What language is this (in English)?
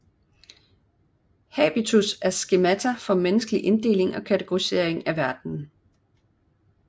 Danish